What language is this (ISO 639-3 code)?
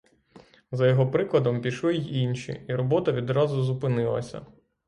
ukr